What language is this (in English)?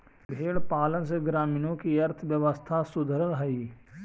Magahi